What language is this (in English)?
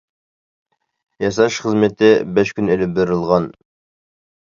Uyghur